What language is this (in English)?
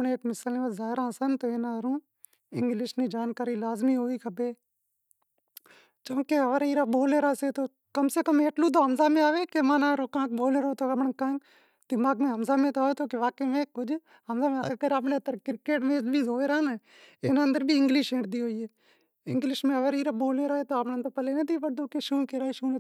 Wadiyara Koli